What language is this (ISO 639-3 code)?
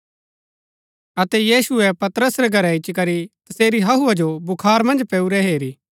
gbk